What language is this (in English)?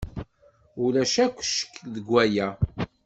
Kabyle